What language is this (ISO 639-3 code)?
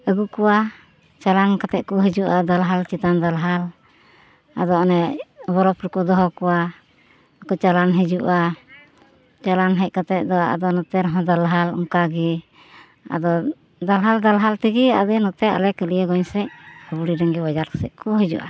sat